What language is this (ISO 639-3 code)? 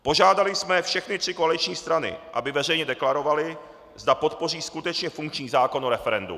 ces